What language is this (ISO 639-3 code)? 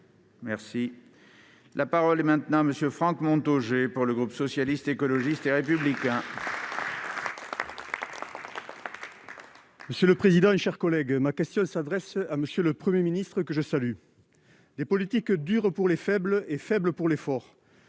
fra